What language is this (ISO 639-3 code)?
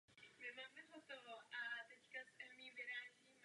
ces